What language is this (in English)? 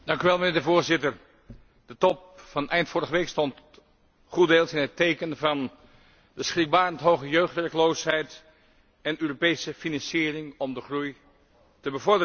Dutch